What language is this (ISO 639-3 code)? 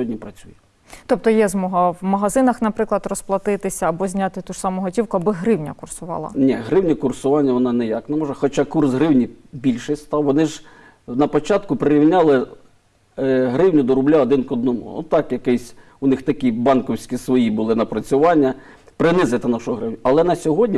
ukr